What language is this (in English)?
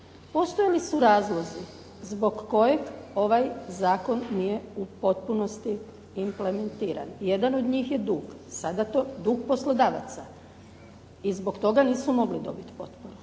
Croatian